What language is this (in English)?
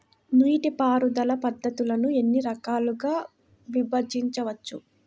Telugu